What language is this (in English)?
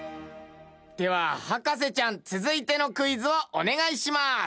Japanese